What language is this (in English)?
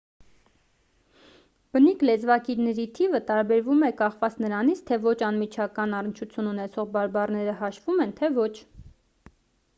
Armenian